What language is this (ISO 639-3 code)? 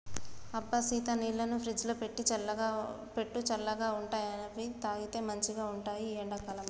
tel